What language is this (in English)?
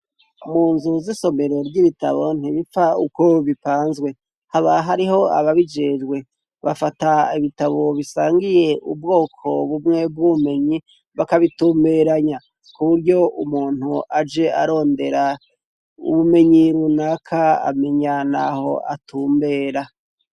Rundi